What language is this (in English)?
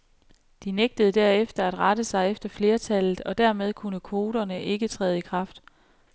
Danish